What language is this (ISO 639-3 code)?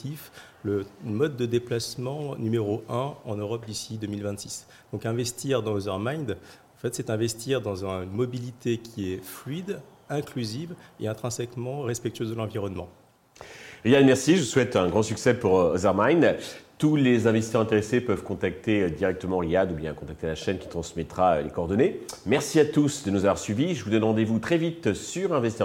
fra